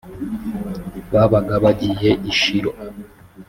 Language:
Kinyarwanda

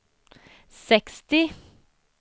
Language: Swedish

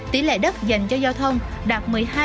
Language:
Vietnamese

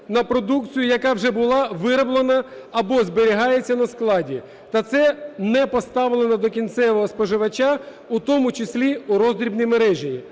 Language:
Ukrainian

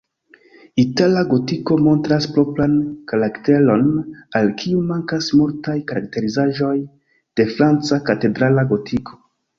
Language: Esperanto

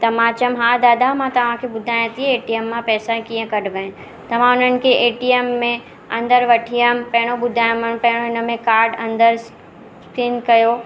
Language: Sindhi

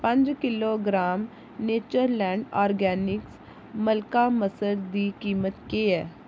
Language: Dogri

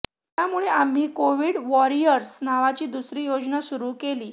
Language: Marathi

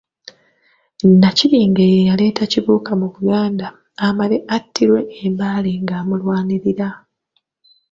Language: Ganda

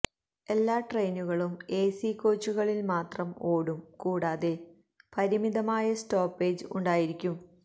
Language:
Malayalam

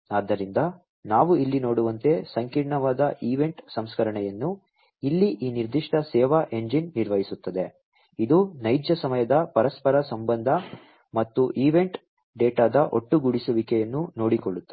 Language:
Kannada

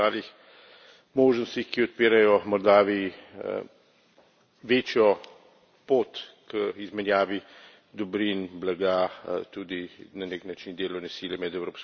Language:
Slovenian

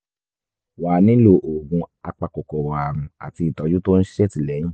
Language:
Yoruba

